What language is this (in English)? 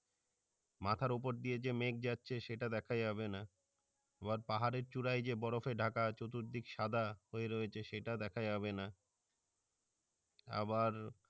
Bangla